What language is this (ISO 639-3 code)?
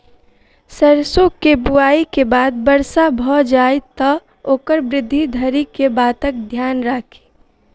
mai